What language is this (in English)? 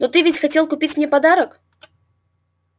Russian